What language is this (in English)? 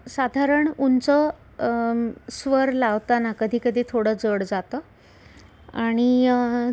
Marathi